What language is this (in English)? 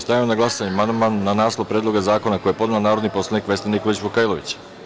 Serbian